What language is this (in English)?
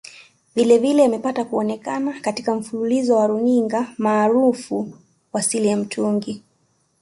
Swahili